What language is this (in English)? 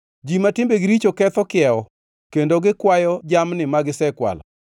Luo (Kenya and Tanzania)